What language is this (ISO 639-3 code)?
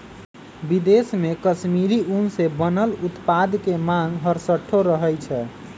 mag